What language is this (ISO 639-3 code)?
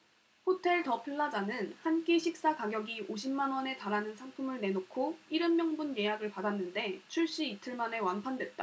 kor